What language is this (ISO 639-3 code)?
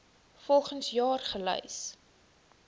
afr